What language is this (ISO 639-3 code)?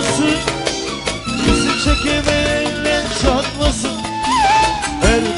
tur